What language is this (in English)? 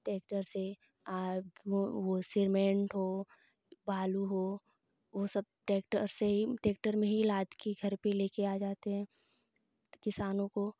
Hindi